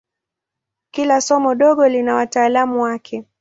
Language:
Swahili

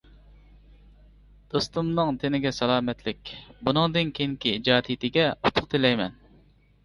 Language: Uyghur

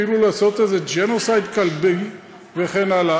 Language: Hebrew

